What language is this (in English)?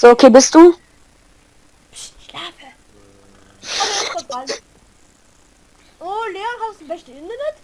German